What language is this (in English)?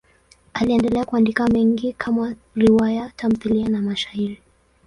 Swahili